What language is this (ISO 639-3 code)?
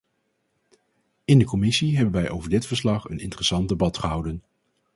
nld